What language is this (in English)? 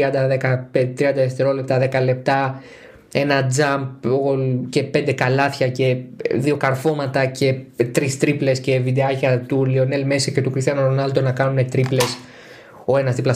Greek